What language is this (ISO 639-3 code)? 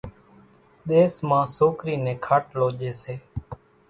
gjk